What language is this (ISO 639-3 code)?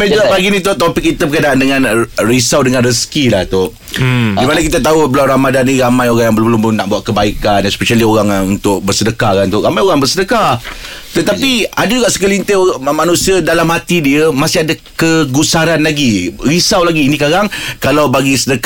msa